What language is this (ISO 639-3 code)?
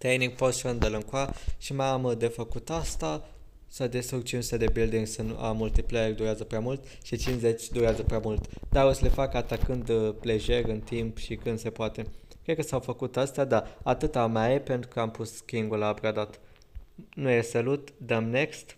ron